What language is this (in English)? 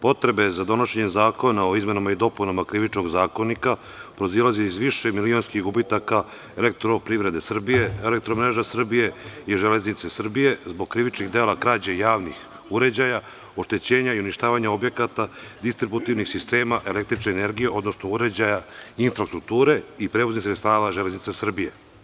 Serbian